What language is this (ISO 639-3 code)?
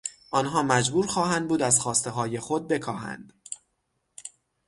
fas